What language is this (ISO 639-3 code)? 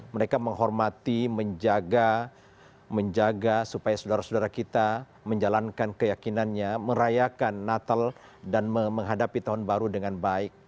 ind